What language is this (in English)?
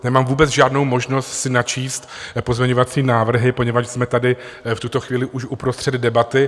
Czech